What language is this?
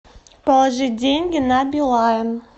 Russian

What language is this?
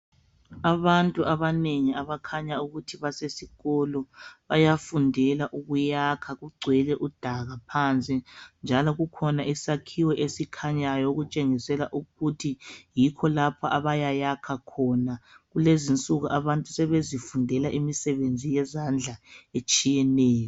North Ndebele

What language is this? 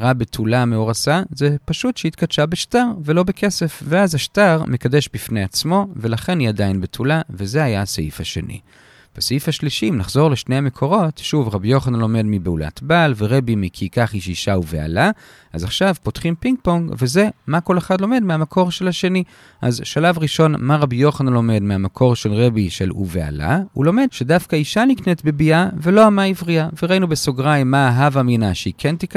Hebrew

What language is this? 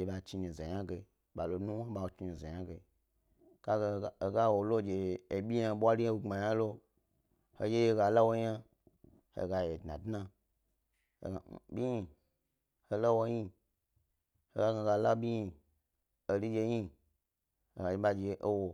Gbari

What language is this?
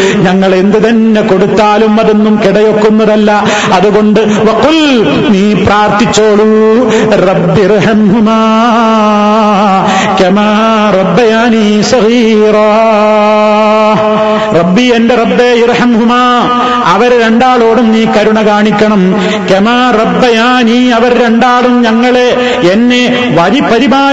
Malayalam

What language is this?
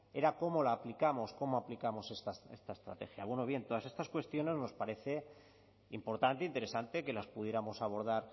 Spanish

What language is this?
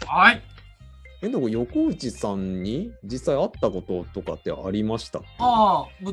Japanese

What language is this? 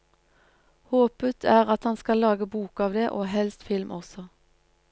Norwegian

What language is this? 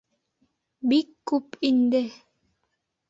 Bashkir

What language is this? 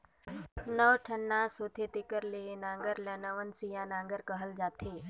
Chhattisgarhi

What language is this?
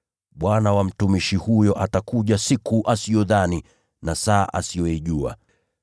Swahili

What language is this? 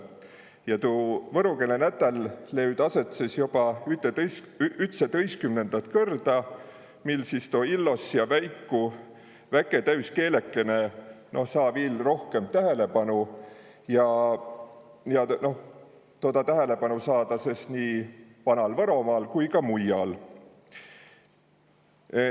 Estonian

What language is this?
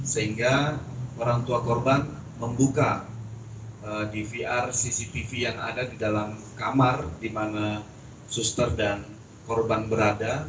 Indonesian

